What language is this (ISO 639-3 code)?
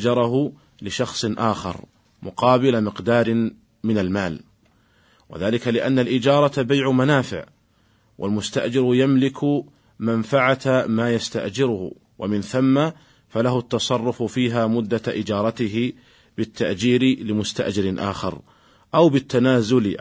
ara